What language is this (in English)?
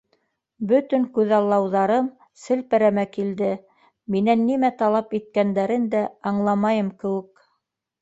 Bashkir